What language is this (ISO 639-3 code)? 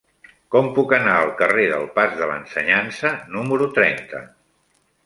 cat